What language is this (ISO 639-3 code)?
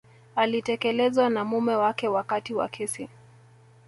swa